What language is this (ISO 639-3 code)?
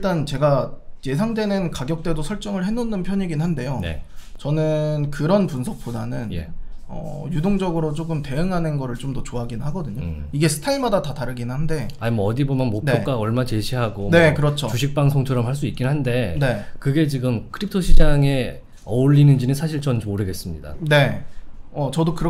kor